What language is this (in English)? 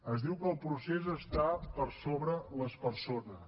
Catalan